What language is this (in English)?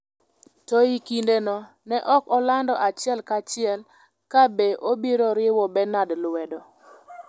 Luo (Kenya and Tanzania)